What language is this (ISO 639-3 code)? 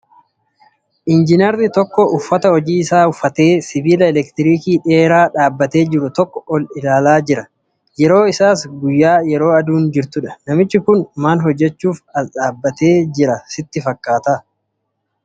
orm